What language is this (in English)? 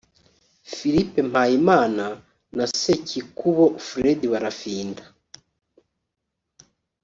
Kinyarwanda